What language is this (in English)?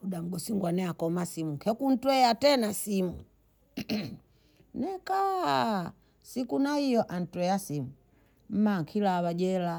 Bondei